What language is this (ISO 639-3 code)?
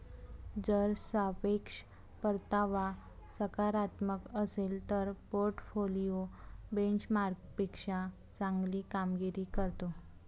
mar